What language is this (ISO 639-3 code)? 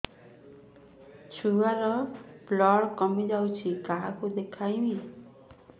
ori